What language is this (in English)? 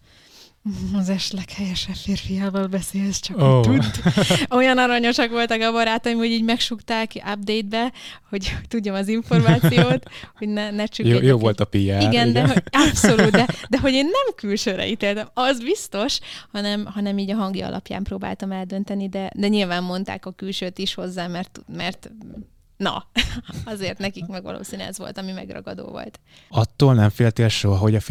Hungarian